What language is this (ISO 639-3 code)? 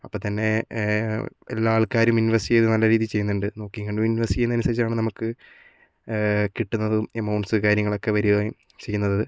mal